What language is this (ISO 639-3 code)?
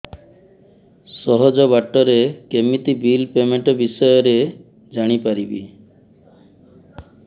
ori